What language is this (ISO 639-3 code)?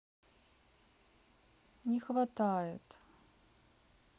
rus